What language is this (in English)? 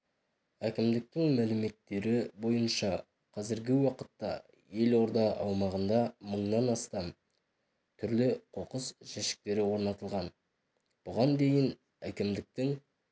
Kazakh